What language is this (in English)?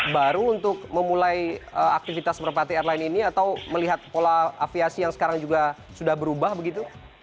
Indonesian